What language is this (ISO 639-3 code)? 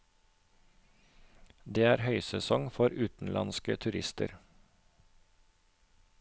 nor